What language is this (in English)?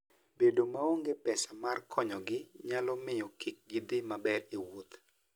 Luo (Kenya and Tanzania)